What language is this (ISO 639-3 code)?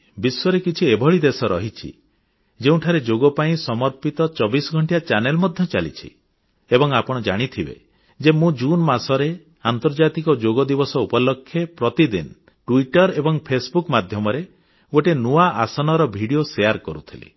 ori